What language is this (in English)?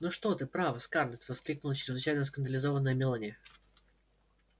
Russian